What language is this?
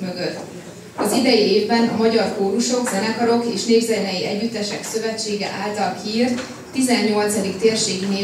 Hungarian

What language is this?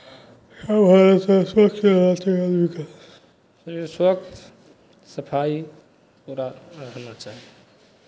Maithili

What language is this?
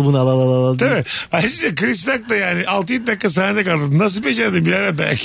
Turkish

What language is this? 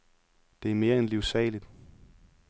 Danish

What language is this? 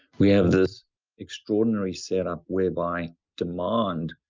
English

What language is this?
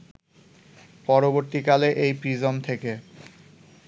Bangla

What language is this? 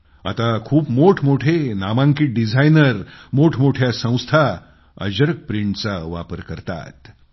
Marathi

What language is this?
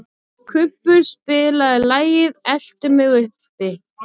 Icelandic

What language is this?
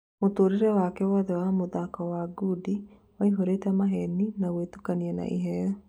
Kikuyu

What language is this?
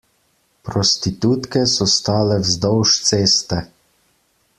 Slovenian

